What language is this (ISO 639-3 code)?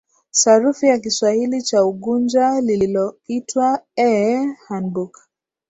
swa